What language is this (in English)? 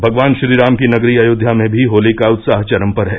Hindi